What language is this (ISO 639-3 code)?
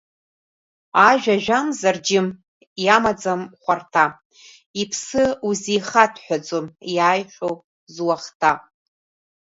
abk